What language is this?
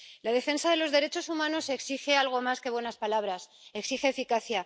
Spanish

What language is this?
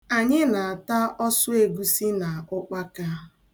Igbo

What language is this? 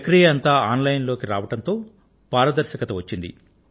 Telugu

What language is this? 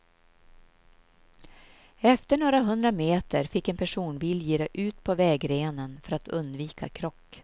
Swedish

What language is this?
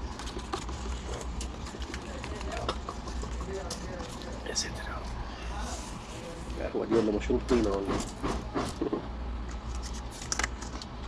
Arabic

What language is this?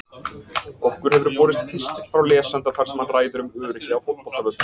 Icelandic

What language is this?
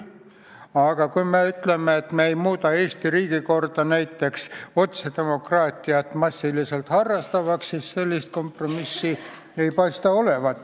Estonian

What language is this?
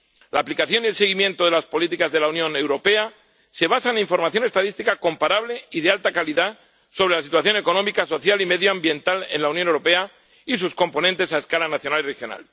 Spanish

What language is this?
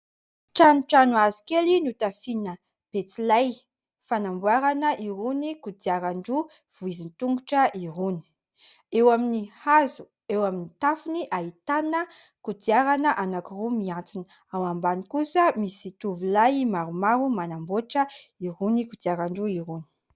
Malagasy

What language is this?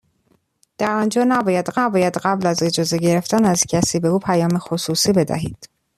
Persian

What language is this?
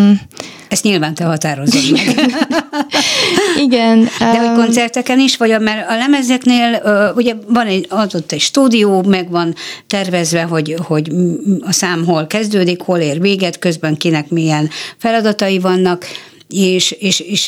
Hungarian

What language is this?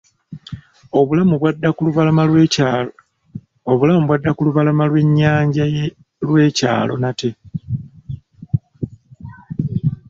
Ganda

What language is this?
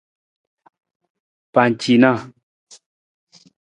Nawdm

